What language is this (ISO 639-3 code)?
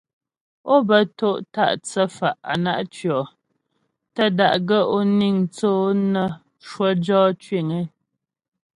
bbj